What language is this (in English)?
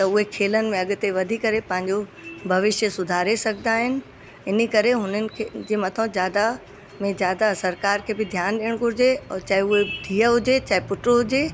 Sindhi